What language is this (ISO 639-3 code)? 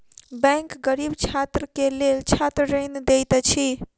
mai